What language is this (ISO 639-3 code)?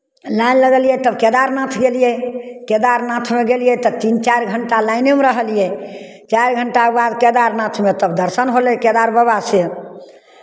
mai